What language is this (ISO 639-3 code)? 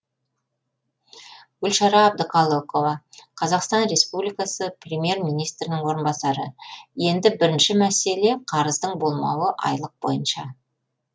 kaz